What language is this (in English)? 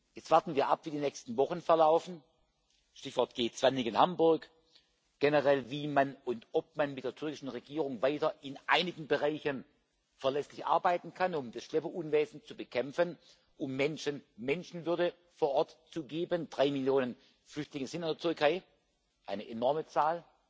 German